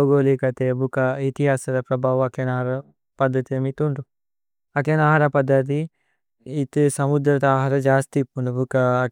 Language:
Tulu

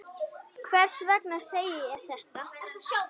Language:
Icelandic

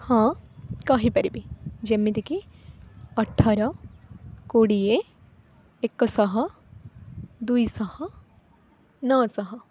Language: Odia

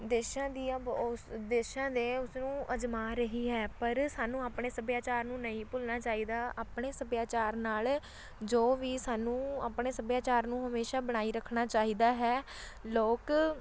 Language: Punjabi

